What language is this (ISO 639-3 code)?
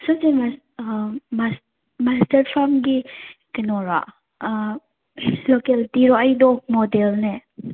mni